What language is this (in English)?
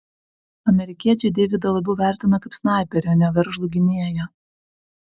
Lithuanian